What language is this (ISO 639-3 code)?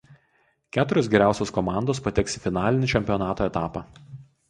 lit